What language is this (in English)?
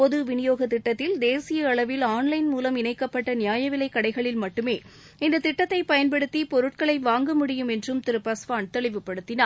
Tamil